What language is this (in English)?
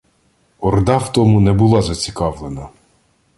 Ukrainian